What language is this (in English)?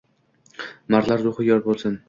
Uzbek